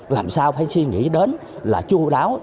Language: Vietnamese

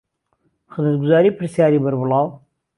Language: Central Kurdish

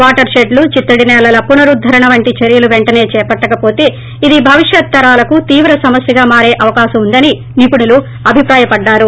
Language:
Telugu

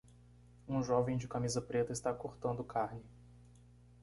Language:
Portuguese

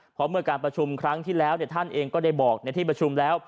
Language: Thai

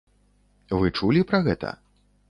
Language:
Belarusian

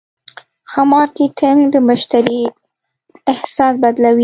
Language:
Pashto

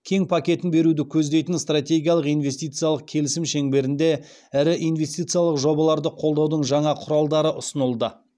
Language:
Kazakh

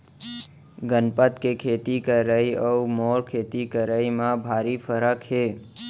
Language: Chhattisgarhi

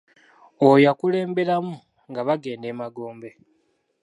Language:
Ganda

